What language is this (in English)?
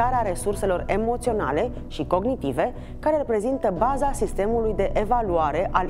Romanian